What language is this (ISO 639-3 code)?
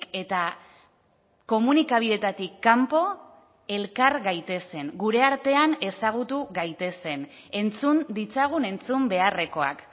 eus